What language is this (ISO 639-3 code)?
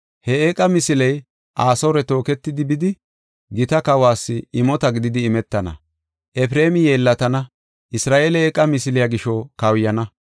gof